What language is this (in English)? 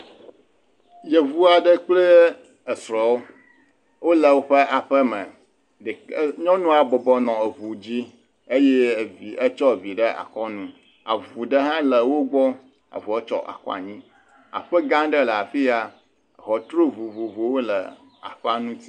Ewe